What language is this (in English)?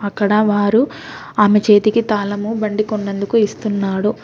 Telugu